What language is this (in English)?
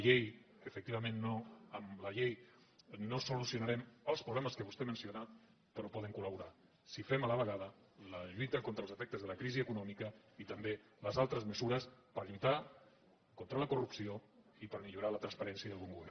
Catalan